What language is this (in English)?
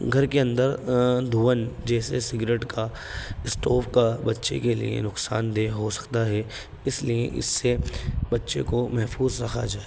Urdu